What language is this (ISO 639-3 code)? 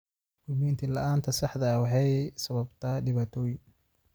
som